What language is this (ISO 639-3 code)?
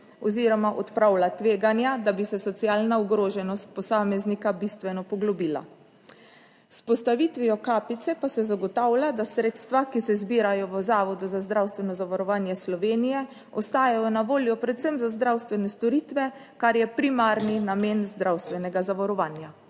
slv